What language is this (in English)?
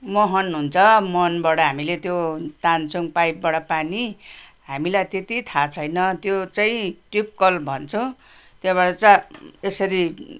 Nepali